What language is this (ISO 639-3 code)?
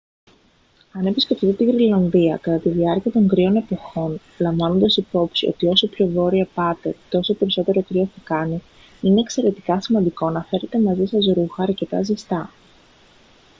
ell